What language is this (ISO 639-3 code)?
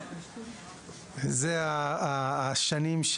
heb